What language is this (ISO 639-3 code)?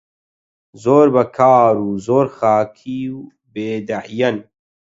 ckb